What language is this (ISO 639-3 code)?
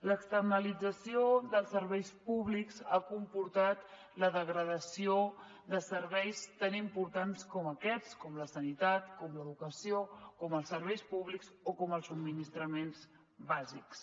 cat